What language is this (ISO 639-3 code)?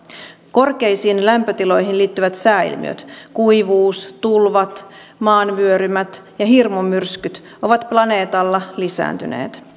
fin